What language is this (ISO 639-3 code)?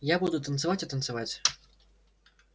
rus